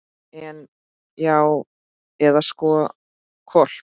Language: Icelandic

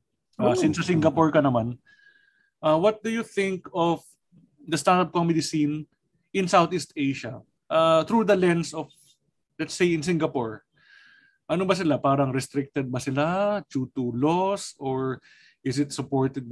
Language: Filipino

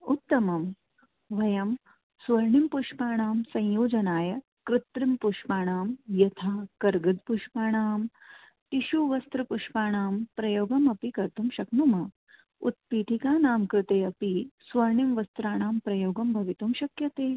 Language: Sanskrit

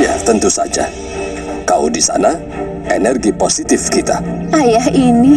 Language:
Indonesian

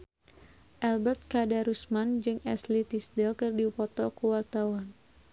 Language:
Sundanese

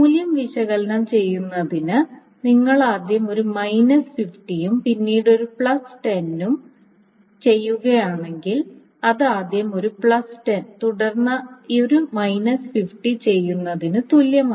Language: Malayalam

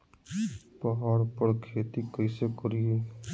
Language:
Magahi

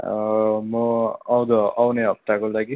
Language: Nepali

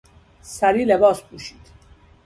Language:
Persian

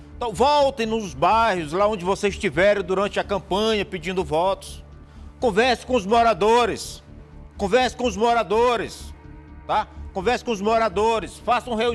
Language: Portuguese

